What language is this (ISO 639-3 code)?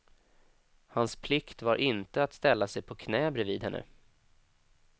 swe